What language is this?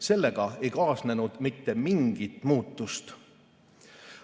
Estonian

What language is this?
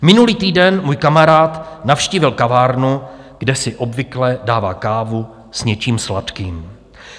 Czech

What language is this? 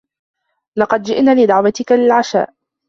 Arabic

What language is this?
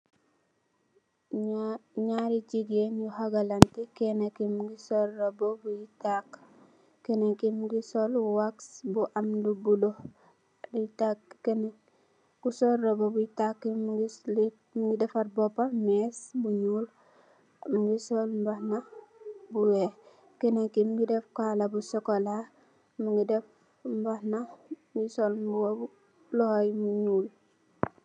Wolof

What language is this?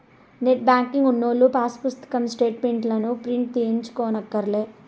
Telugu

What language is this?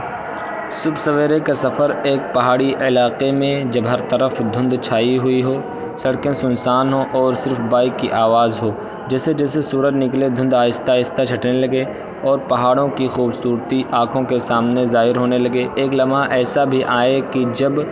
Urdu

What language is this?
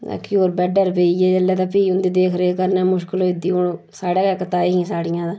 Dogri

